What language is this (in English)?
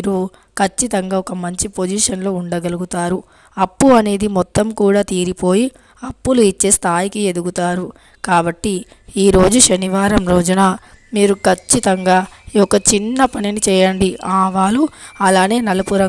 Telugu